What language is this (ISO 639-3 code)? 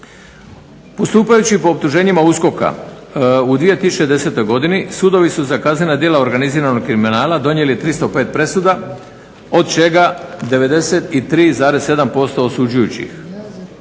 hrv